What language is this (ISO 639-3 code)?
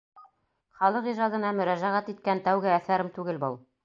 bak